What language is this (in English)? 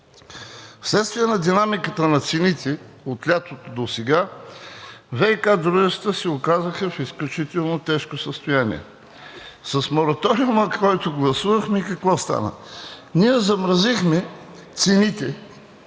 Bulgarian